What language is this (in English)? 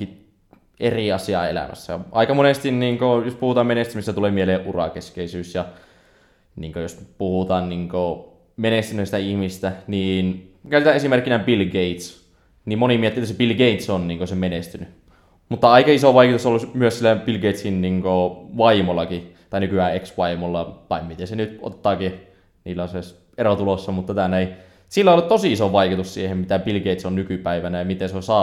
Finnish